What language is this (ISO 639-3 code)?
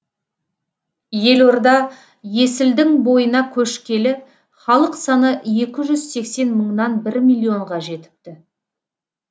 kaz